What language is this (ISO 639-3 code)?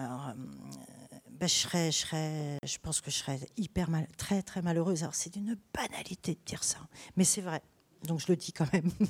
fra